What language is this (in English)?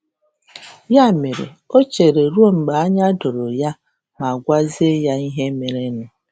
Igbo